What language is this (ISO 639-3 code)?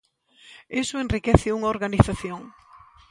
glg